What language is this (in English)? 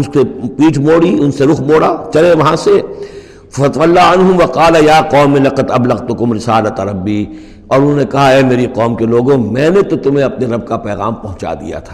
Urdu